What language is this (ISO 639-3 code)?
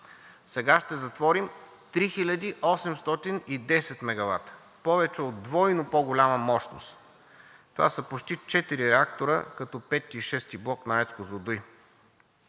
bul